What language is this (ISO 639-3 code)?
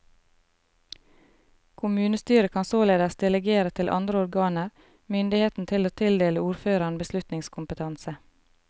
nor